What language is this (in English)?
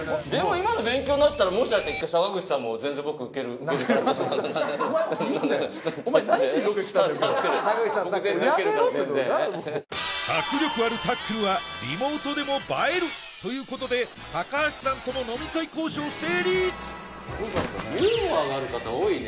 Japanese